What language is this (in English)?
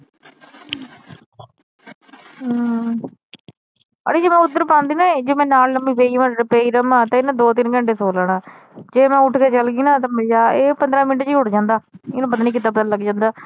Punjabi